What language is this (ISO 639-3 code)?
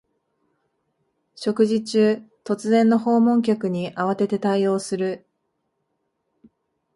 jpn